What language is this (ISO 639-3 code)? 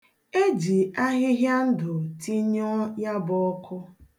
ibo